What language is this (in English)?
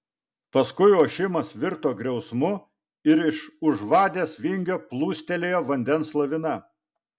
Lithuanian